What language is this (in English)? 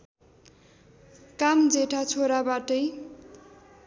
Nepali